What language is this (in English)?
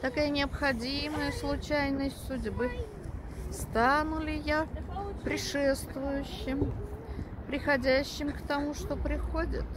Russian